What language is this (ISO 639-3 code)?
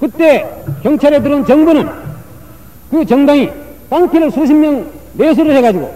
kor